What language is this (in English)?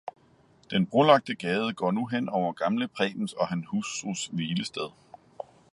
Danish